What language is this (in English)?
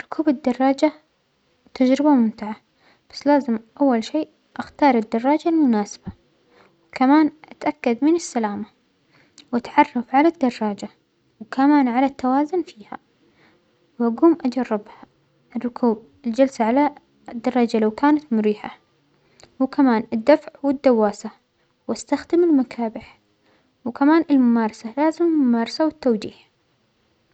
Omani Arabic